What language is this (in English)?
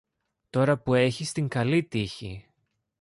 Greek